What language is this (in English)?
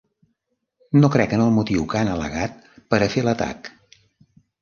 Catalan